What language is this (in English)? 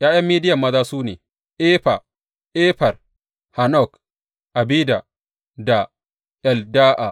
Hausa